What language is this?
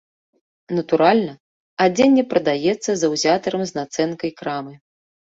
Belarusian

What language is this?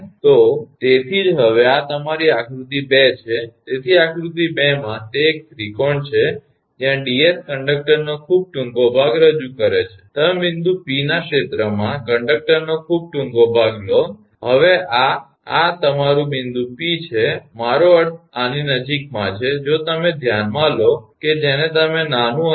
Gujarati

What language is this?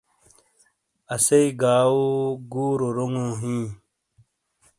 Shina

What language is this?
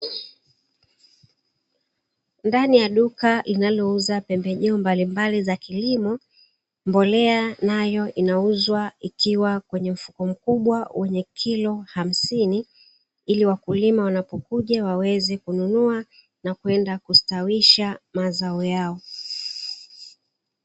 Swahili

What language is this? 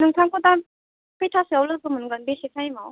Bodo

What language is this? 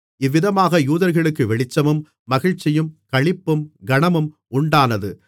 Tamil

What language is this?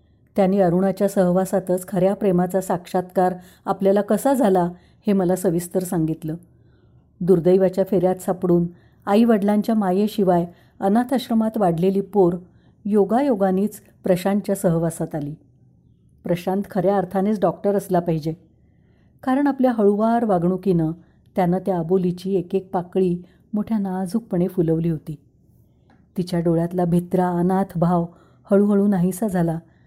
Marathi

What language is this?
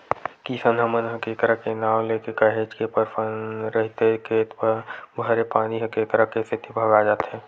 Chhattisgarhi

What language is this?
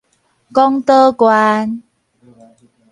Min Nan Chinese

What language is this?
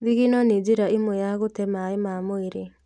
Kikuyu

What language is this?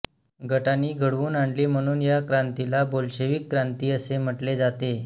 Marathi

